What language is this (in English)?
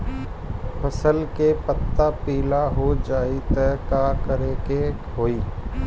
Bhojpuri